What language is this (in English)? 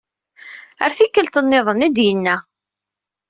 Kabyle